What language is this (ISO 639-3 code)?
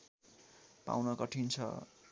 nep